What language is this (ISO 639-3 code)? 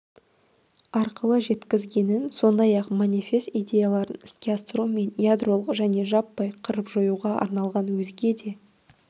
kaz